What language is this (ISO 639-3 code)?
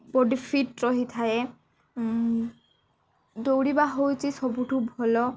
ori